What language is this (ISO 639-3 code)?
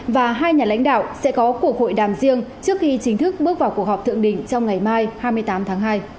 vie